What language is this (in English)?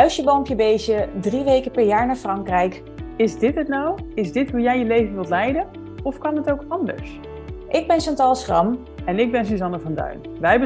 Dutch